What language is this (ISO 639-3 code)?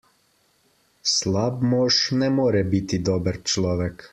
slv